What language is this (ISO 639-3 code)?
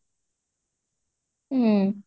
ori